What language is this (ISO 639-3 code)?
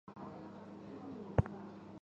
zho